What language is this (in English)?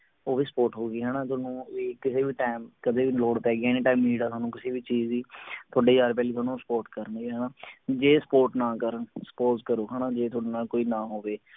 Punjabi